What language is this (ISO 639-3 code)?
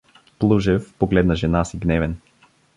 bul